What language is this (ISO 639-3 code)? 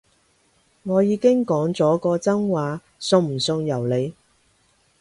yue